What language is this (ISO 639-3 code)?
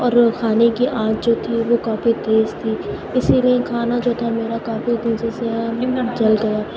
urd